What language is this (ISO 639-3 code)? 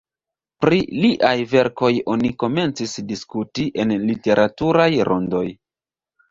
epo